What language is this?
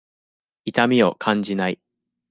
Japanese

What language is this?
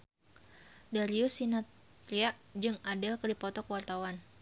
Sundanese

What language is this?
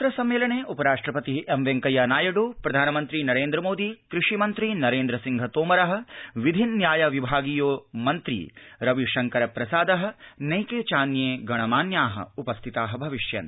Sanskrit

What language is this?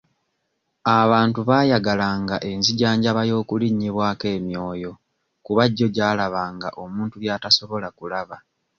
Ganda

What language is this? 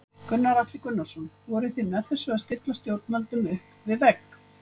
Icelandic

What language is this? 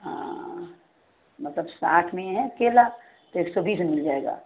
Hindi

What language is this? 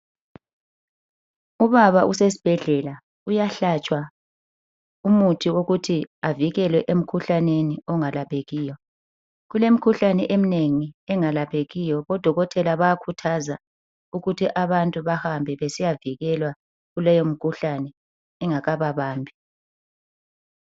North Ndebele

